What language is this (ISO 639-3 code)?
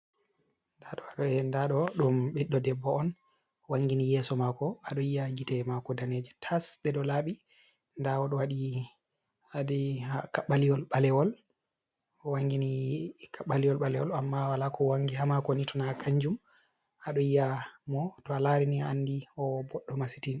ful